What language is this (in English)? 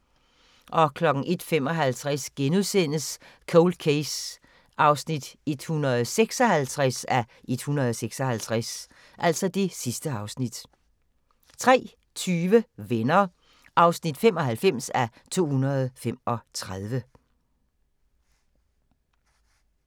Danish